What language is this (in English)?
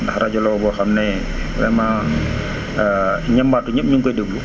Wolof